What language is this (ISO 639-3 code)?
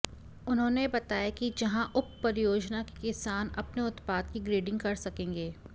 hin